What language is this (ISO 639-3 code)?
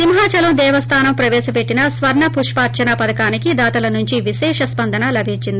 tel